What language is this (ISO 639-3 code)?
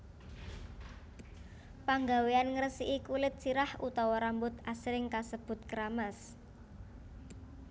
jav